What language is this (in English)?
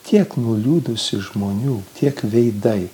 Lithuanian